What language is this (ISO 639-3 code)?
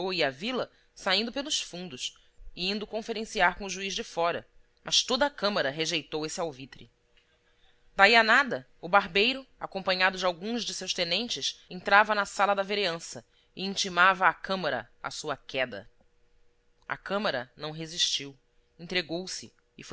por